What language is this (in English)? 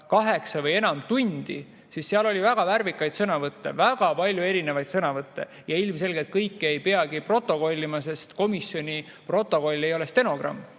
Estonian